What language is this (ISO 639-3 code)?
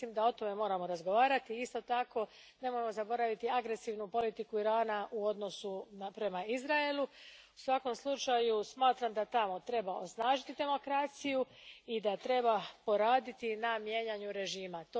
hrv